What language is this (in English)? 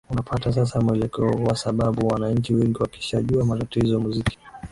Swahili